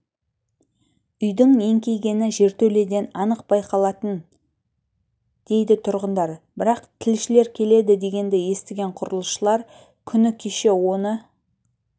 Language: Kazakh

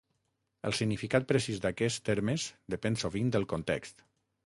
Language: Catalan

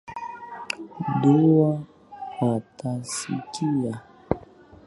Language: Swahili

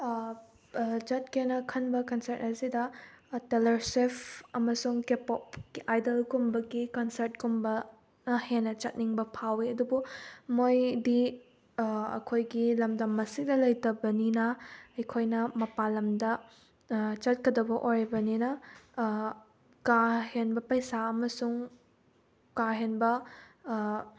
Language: Manipuri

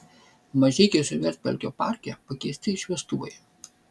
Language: Lithuanian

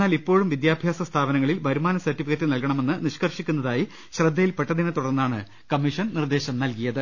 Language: Malayalam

